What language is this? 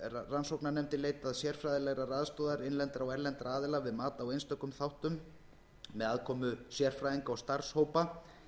Icelandic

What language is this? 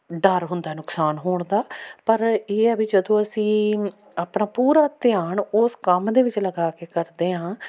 Punjabi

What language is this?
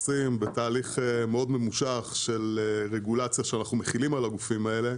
Hebrew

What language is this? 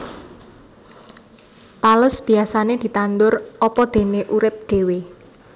Javanese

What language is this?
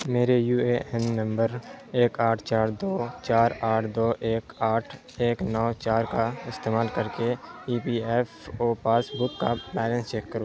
Urdu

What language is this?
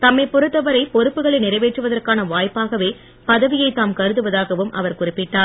Tamil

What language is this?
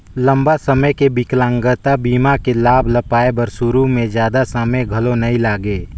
Chhattisgarhi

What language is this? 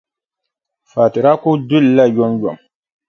Dagbani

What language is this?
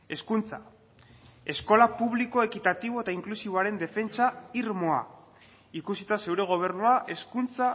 Basque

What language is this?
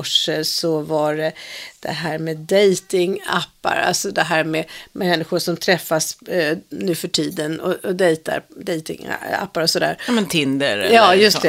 Swedish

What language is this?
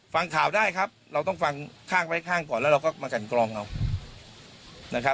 Thai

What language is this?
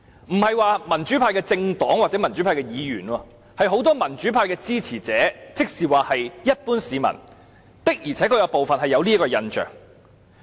Cantonese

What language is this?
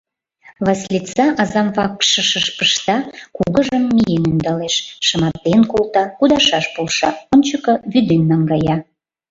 Mari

